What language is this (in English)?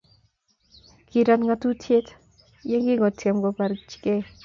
Kalenjin